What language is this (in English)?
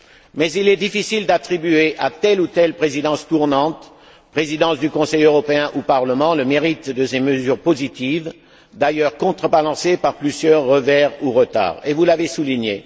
French